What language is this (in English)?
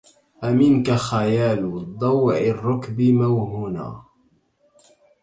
Arabic